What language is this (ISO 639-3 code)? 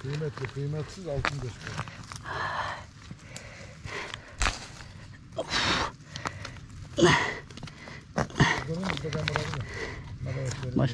tur